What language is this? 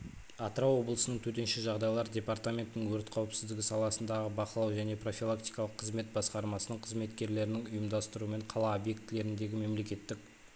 Kazakh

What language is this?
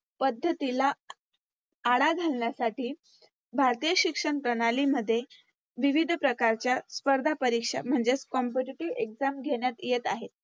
Marathi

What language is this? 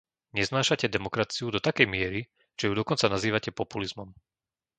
Slovak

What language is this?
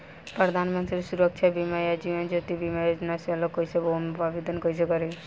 Bhojpuri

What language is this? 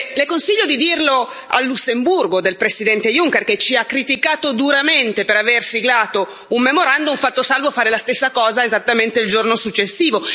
Italian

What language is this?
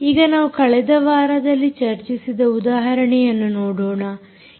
Kannada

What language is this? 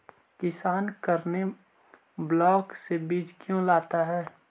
Magahi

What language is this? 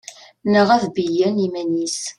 Kabyle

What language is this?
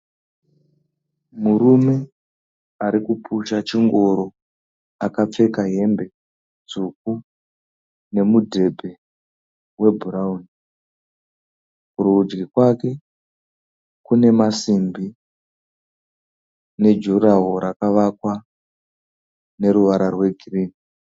Shona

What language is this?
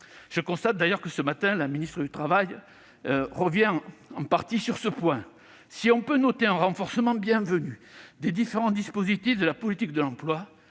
French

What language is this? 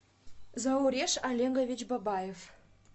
Russian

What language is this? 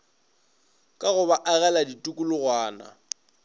Northern Sotho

